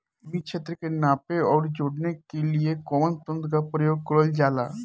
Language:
Bhojpuri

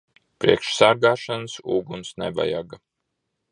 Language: Latvian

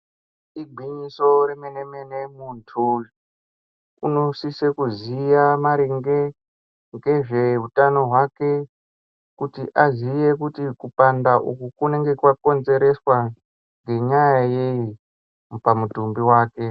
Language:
Ndau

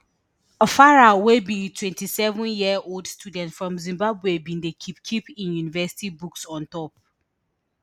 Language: Nigerian Pidgin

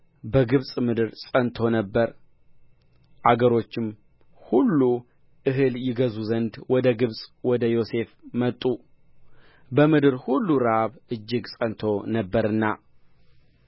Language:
Amharic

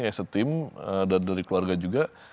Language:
Indonesian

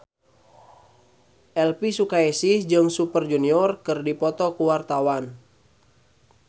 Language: Sundanese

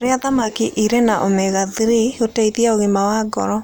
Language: Kikuyu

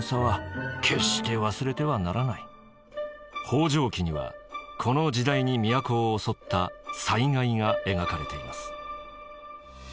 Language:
Japanese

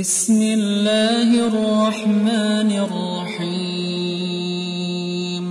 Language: Indonesian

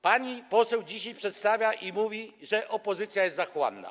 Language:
Polish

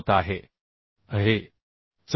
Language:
Marathi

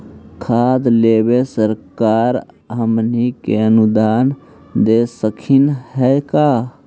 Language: Magahi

